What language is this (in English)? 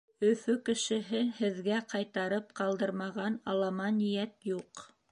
Bashkir